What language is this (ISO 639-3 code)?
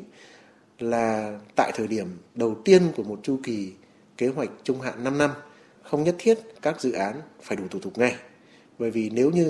vie